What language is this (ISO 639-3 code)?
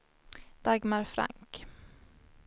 swe